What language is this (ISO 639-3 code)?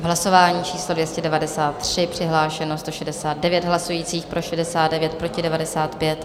ces